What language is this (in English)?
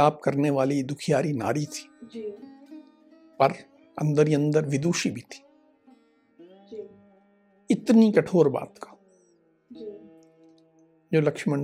Hindi